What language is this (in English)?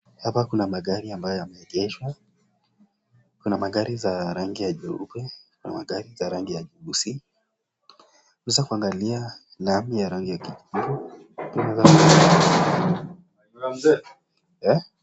Swahili